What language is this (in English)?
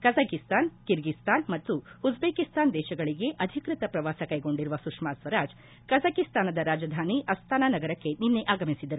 Kannada